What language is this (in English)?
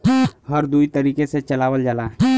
Bhojpuri